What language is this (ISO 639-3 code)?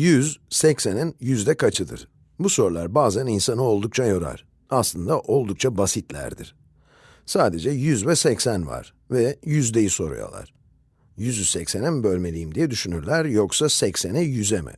tur